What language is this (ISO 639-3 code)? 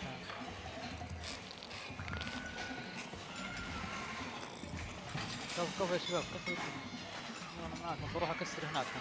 ara